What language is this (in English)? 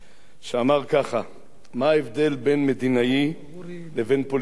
Hebrew